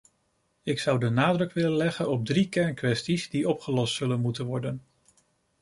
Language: Dutch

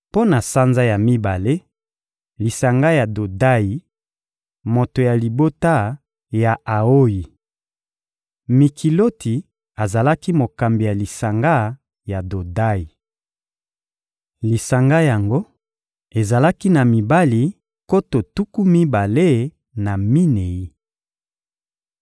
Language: Lingala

